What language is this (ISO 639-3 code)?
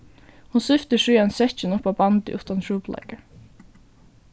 fao